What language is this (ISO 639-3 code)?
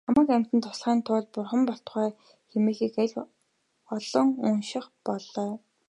mon